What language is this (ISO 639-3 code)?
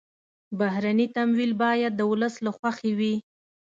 pus